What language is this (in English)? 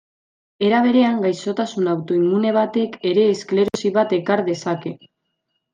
Basque